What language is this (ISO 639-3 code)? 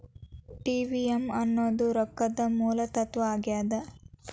kan